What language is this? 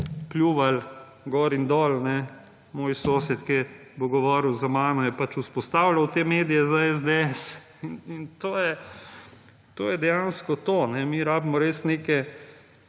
Slovenian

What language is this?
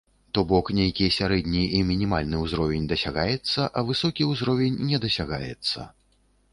Belarusian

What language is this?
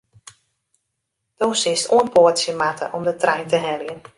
Western Frisian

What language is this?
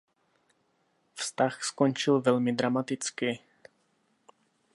Czech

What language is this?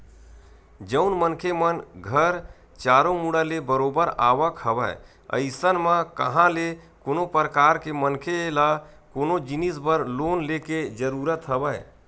Chhattisgarhi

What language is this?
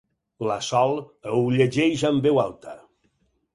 Catalan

